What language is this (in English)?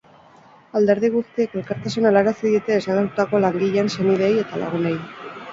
Basque